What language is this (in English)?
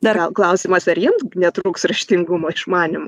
Lithuanian